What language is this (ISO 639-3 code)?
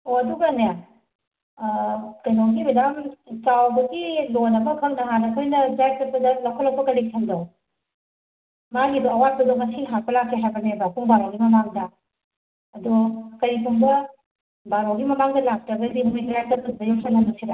mni